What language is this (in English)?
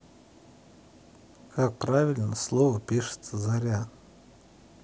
Russian